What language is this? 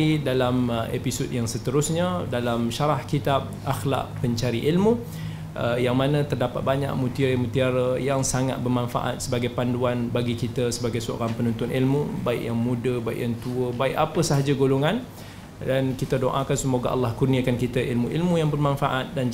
Malay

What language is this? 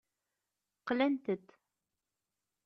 Kabyle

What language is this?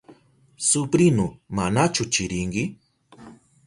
Southern Pastaza Quechua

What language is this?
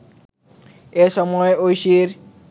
Bangla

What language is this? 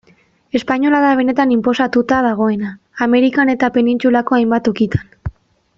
Basque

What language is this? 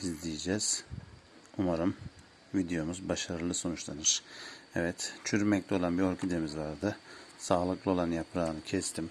Turkish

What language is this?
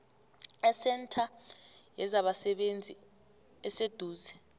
South Ndebele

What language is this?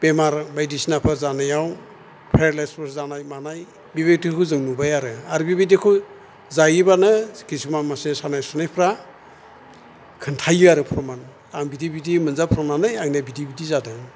Bodo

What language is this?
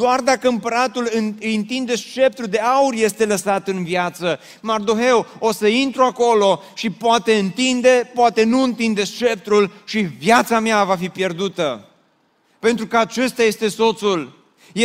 Romanian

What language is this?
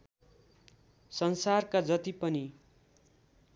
Nepali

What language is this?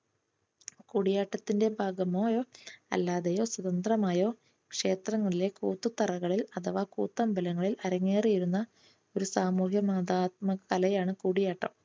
Malayalam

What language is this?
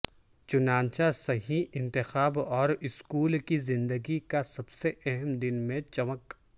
Urdu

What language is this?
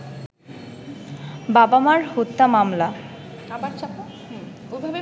Bangla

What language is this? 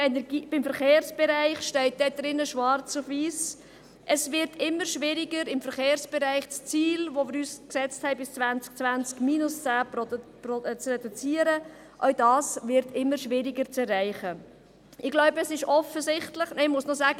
Swiss German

